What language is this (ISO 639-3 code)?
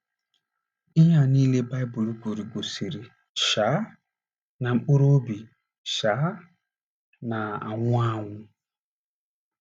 ibo